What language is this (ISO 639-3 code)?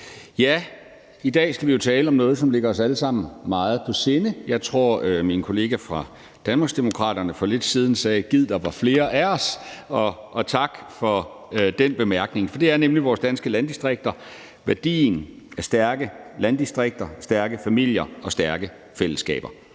dan